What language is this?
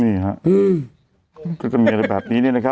Thai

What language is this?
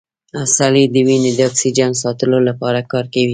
Pashto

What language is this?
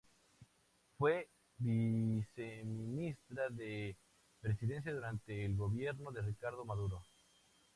Spanish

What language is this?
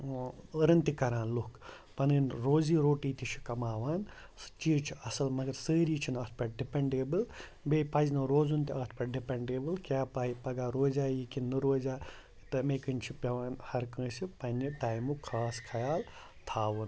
Kashmiri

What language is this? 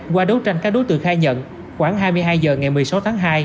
Vietnamese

